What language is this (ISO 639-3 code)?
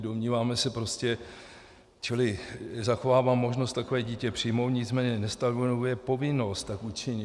ces